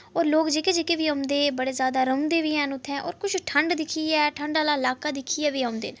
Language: Dogri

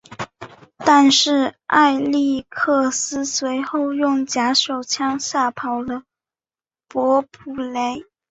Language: Chinese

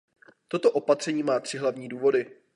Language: Czech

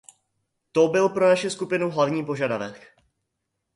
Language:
Czech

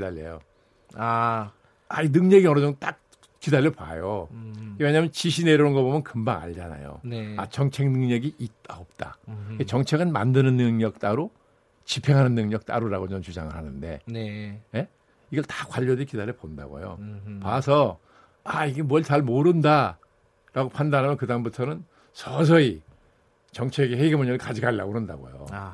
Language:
Korean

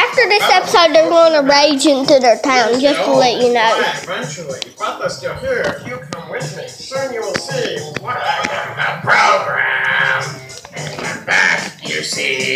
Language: English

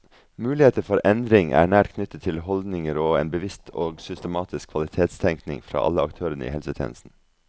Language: Norwegian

